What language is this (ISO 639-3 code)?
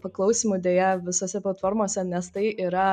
lit